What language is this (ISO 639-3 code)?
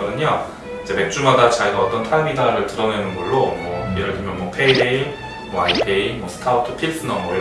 kor